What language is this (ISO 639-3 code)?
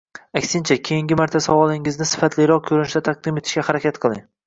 uzb